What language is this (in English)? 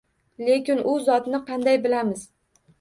Uzbek